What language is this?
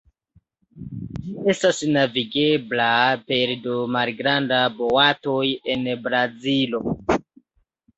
Esperanto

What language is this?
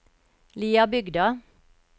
Norwegian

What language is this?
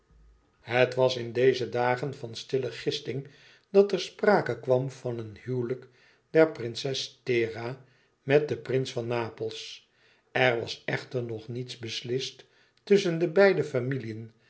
Dutch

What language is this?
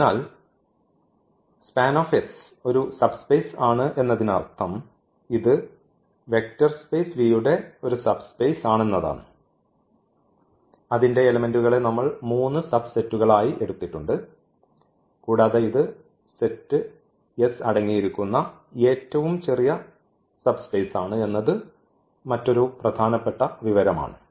Malayalam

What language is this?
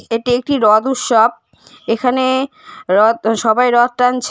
Bangla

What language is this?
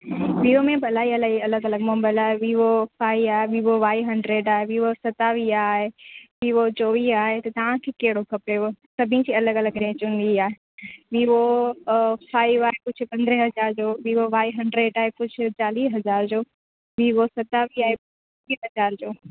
Sindhi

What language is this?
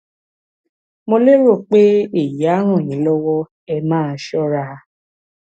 Yoruba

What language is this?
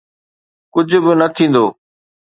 Sindhi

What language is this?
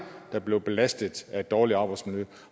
Danish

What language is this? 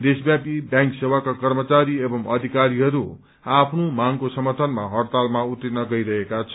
Nepali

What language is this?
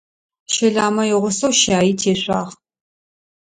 Adyghe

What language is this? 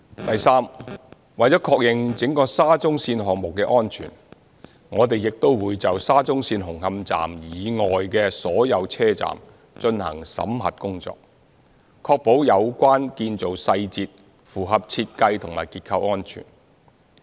Cantonese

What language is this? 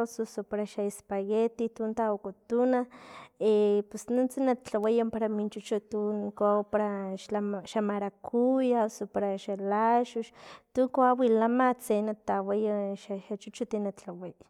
Filomena Mata-Coahuitlán Totonac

